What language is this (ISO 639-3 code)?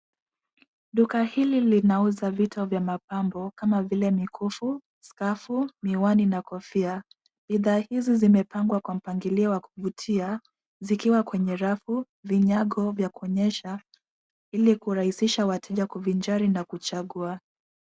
swa